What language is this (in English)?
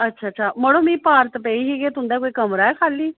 Dogri